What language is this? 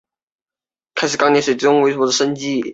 Chinese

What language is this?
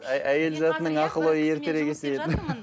Kazakh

